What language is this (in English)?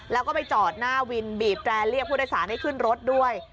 Thai